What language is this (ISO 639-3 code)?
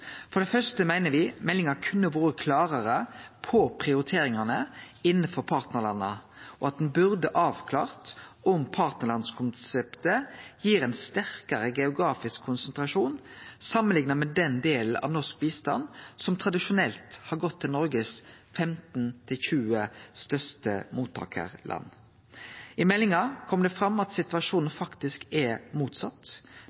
nno